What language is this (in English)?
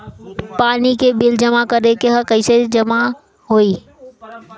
Bhojpuri